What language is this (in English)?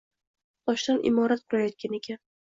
Uzbek